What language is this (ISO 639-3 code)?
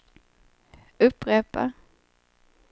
swe